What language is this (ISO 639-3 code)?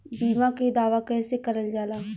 bho